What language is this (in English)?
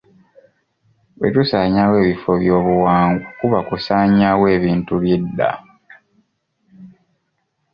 Ganda